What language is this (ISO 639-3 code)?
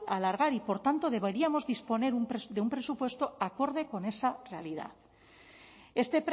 spa